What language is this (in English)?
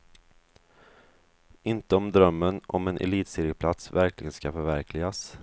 Swedish